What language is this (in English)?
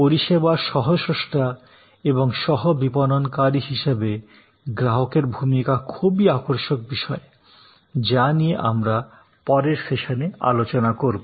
Bangla